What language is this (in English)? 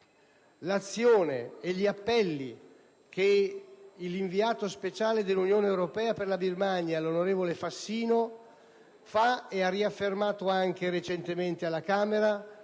Italian